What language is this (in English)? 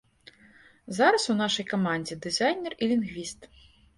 Belarusian